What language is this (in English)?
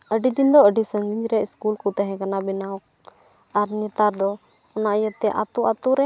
Santali